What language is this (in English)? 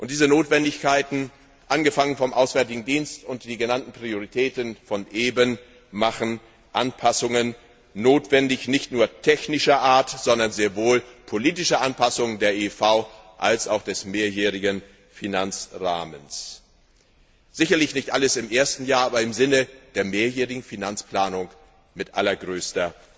German